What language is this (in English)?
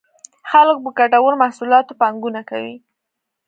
Pashto